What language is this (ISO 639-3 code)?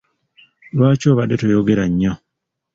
lug